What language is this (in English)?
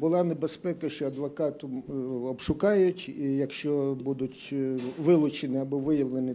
Ukrainian